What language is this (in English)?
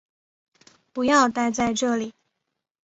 Chinese